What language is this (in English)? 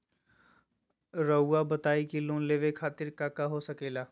Magahi